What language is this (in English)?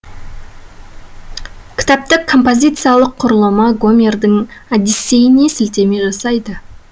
Kazakh